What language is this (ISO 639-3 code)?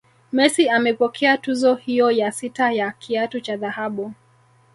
swa